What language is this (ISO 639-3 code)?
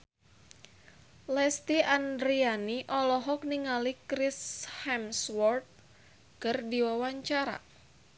sun